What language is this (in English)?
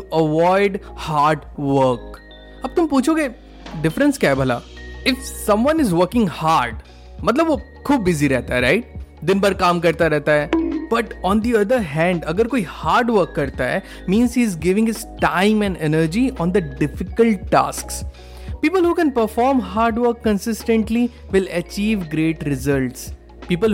Hindi